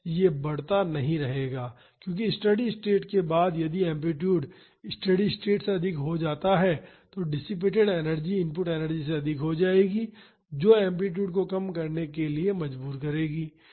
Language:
Hindi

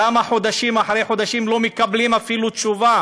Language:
Hebrew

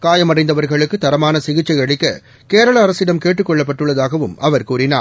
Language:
Tamil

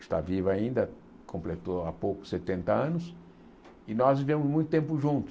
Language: Portuguese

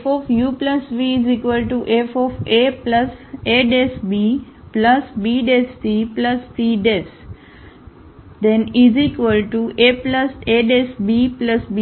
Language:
Gujarati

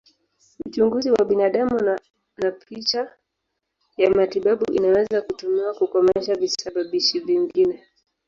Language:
Swahili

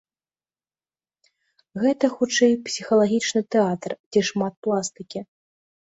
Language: Belarusian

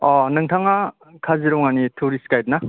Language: Bodo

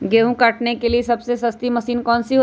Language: Magahi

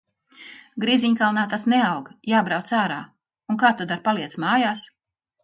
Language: Latvian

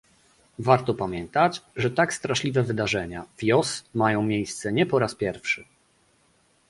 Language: Polish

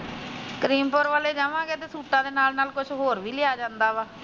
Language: Punjabi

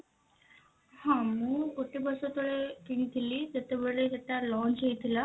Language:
Odia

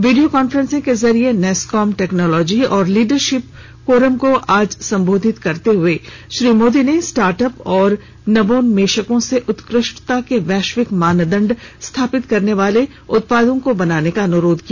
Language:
Hindi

